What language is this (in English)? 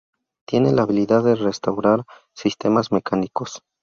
Spanish